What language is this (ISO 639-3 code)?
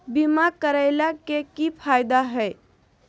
mag